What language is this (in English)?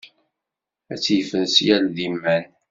Kabyle